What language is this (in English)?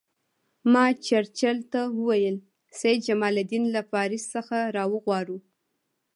Pashto